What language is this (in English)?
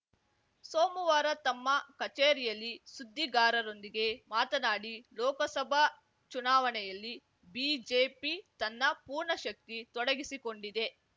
Kannada